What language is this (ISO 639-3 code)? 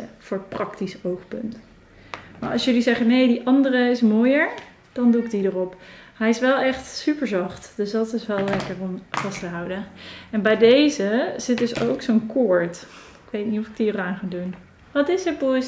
nld